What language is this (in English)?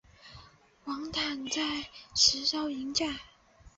Chinese